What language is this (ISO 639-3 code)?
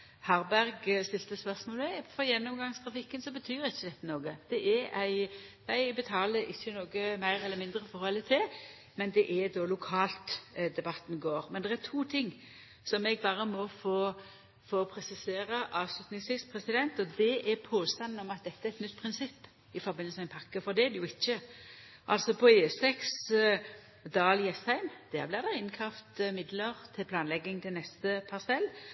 nno